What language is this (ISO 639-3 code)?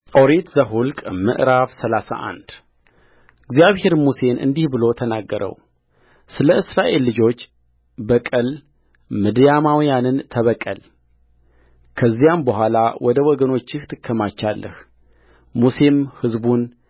amh